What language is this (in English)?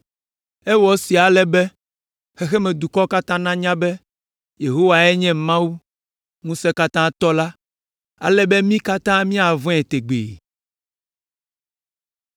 Ewe